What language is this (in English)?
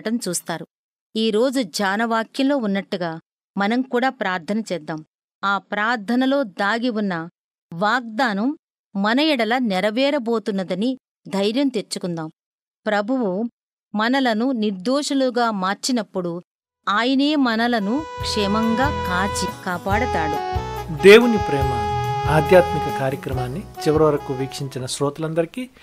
Telugu